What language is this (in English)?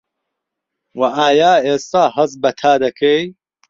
Central Kurdish